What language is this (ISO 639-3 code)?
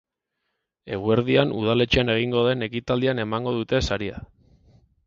eus